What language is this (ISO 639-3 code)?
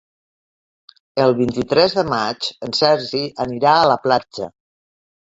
cat